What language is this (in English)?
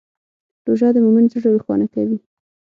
Pashto